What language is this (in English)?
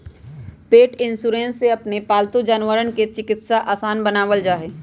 Magahi